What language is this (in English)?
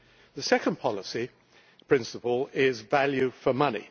English